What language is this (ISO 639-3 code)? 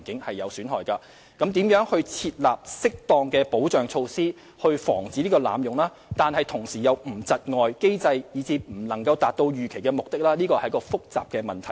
yue